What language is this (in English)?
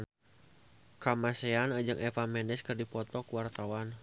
Sundanese